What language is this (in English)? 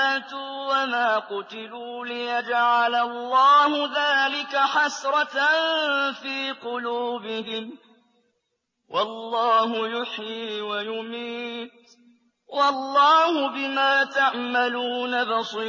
Arabic